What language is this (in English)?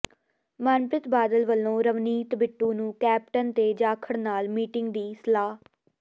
Punjabi